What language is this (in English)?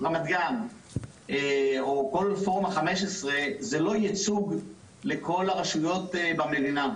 Hebrew